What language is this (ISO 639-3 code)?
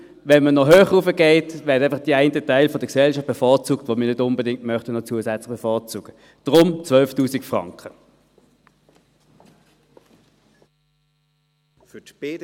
gsw